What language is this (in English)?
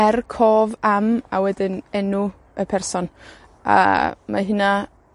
Welsh